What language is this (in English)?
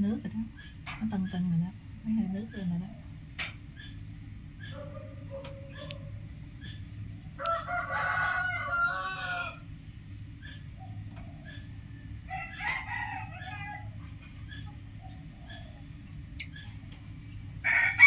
Vietnamese